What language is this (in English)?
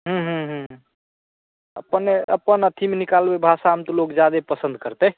Maithili